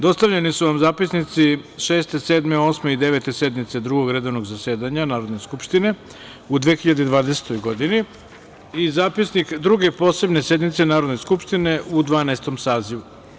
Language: Serbian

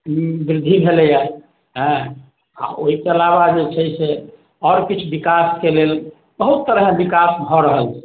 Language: Maithili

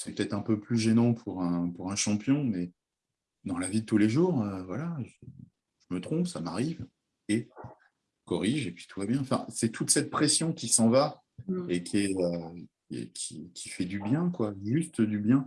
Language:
French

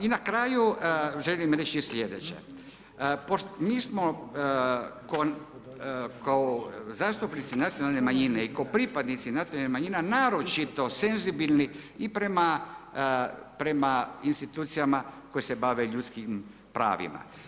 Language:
Croatian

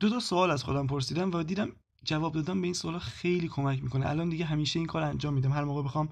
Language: Persian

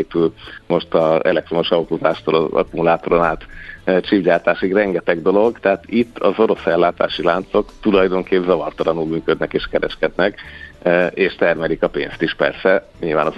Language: Hungarian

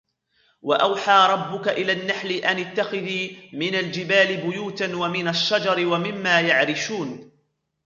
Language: Arabic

